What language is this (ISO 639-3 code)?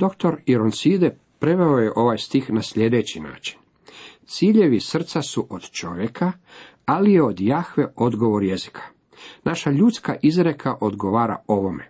hrv